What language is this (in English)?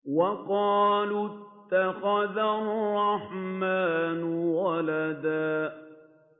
Arabic